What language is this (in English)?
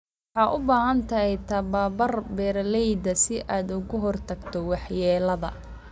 Somali